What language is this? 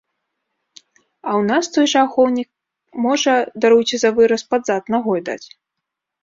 Belarusian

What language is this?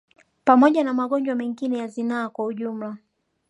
Swahili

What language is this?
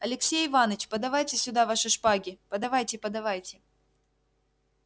Russian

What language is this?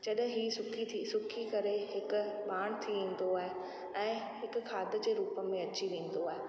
Sindhi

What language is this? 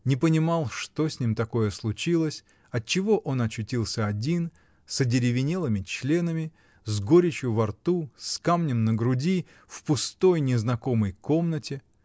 Russian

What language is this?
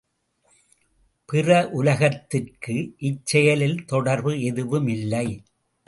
Tamil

